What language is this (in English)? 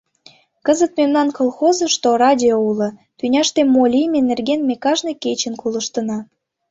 Mari